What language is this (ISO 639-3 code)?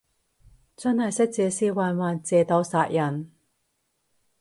yue